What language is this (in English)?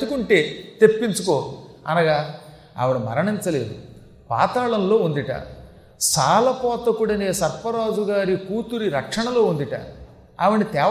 Telugu